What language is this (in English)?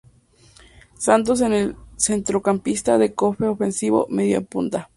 Spanish